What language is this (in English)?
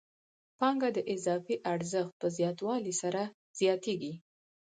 Pashto